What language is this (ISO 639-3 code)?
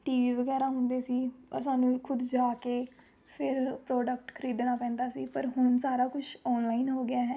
pan